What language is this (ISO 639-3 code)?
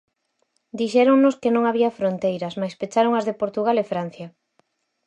glg